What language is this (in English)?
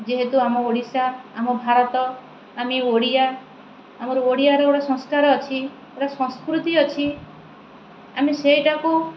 Odia